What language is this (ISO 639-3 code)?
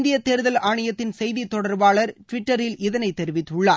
tam